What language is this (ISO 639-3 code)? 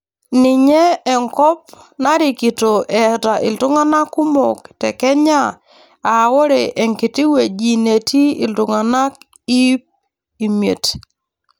mas